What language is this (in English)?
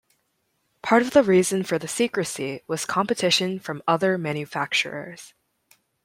English